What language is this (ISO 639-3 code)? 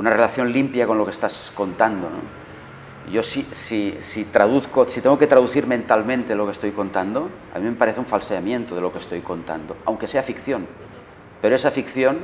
spa